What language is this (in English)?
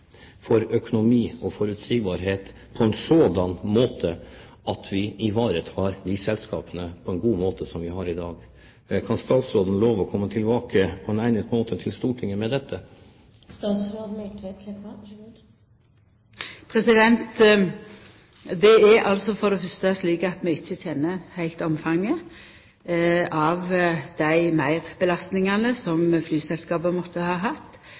Norwegian